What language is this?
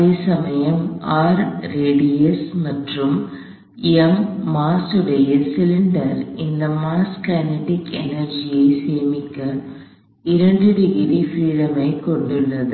Tamil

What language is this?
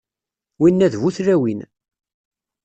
Kabyle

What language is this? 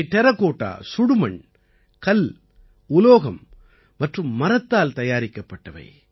Tamil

